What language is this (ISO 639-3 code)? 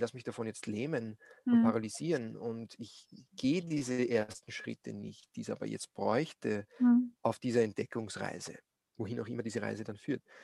deu